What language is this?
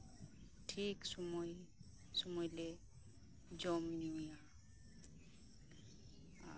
Santali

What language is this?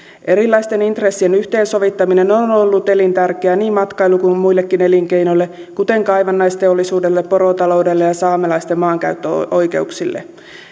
Finnish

